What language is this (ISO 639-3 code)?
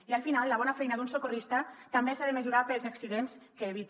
cat